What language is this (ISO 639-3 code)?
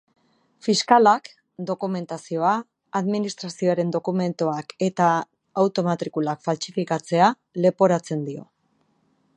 eus